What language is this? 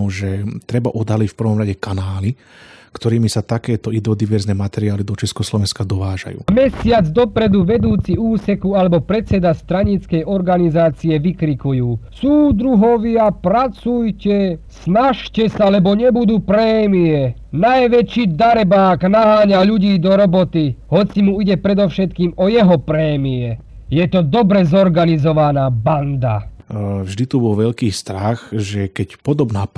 Slovak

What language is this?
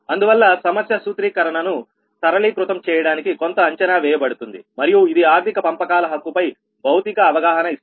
Telugu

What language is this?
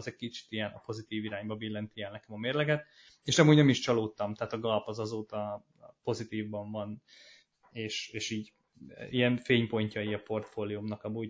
Hungarian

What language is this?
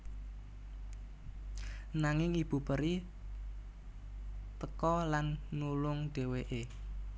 Javanese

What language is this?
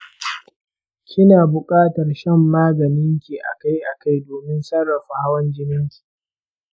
Hausa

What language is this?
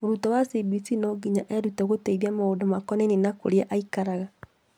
Kikuyu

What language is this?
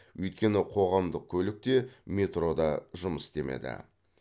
Kazakh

